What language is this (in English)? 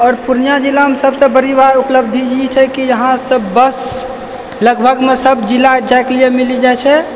Maithili